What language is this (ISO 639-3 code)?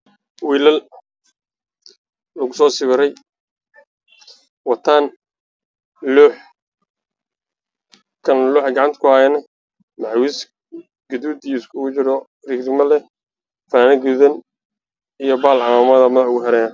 som